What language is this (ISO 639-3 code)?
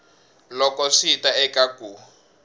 tso